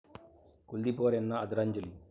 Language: Marathi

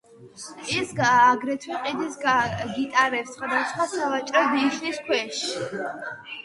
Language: Georgian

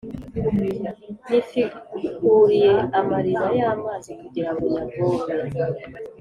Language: Kinyarwanda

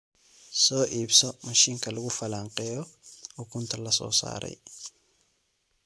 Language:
Somali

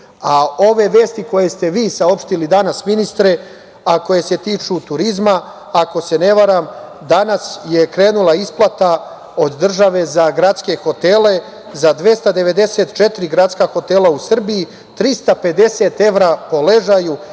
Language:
Serbian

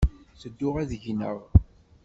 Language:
Kabyle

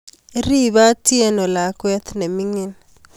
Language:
Kalenjin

